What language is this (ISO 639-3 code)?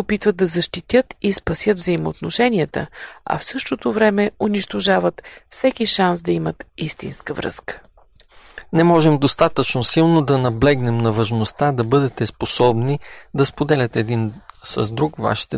bul